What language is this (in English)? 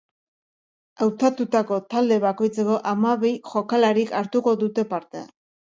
Basque